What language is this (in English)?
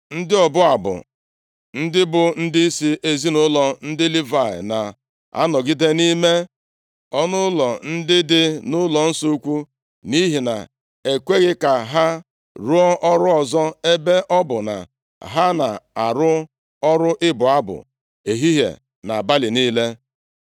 Igbo